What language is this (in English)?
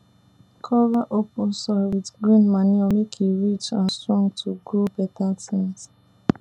Nigerian Pidgin